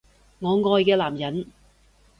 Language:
Cantonese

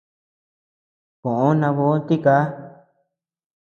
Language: Tepeuxila Cuicatec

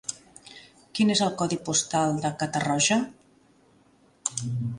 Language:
Catalan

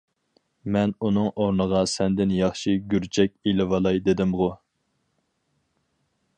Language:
Uyghur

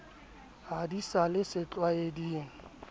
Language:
Southern Sotho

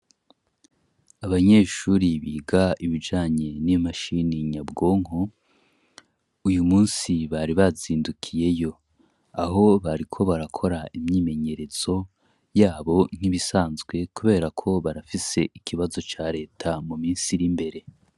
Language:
Rundi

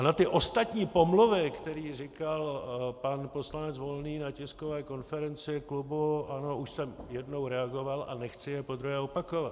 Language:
Czech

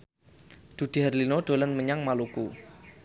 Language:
Javanese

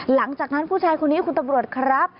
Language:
Thai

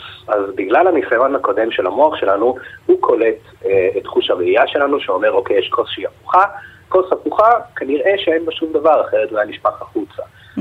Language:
Hebrew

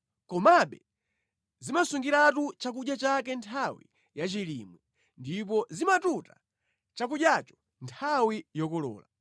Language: Nyanja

